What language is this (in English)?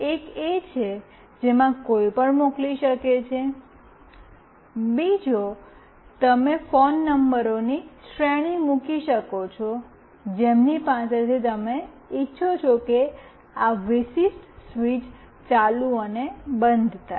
Gujarati